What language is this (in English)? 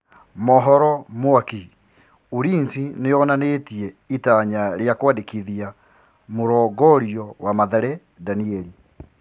Kikuyu